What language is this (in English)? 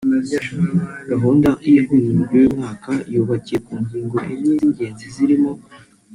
Kinyarwanda